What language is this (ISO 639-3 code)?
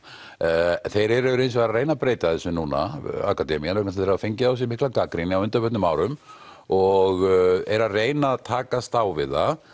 isl